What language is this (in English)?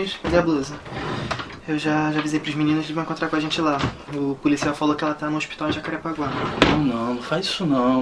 Portuguese